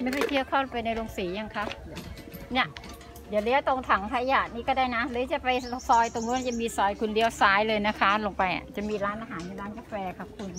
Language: Thai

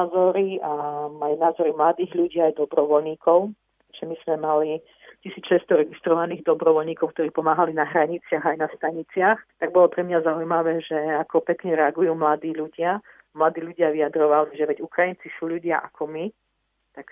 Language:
Slovak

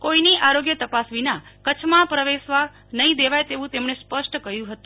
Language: Gujarati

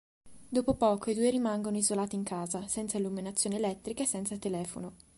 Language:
Italian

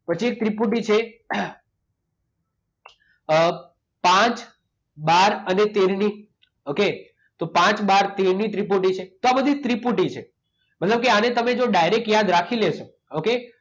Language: Gujarati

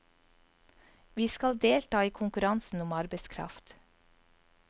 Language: Norwegian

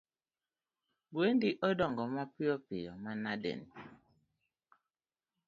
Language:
Luo (Kenya and Tanzania)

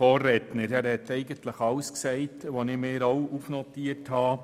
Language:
Swiss German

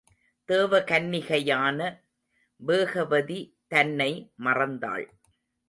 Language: Tamil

